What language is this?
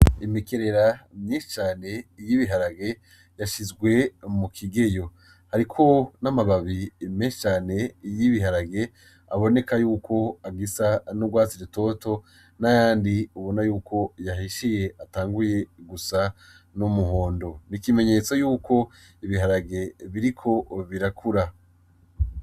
Rundi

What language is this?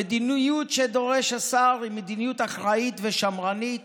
Hebrew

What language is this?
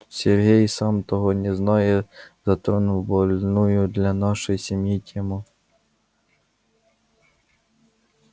Russian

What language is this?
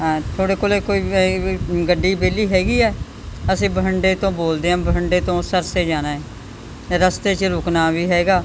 Punjabi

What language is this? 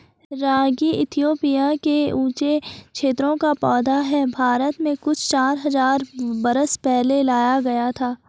Hindi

